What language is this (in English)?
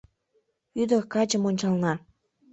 Mari